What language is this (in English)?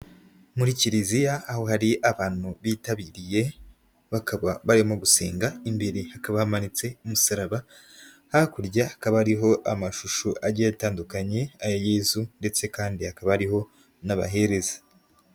Kinyarwanda